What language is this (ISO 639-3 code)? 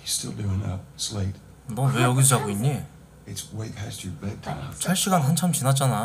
kor